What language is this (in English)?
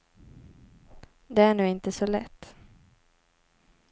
Swedish